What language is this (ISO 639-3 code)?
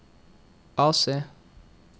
nor